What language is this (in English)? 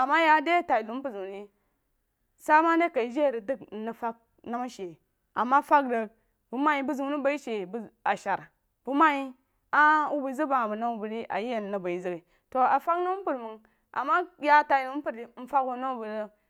Jiba